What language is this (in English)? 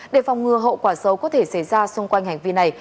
Vietnamese